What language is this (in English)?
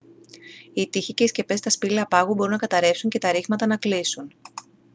Greek